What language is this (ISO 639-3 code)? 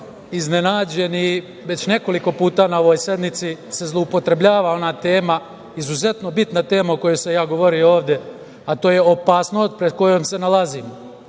srp